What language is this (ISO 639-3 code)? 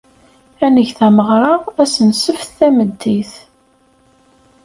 kab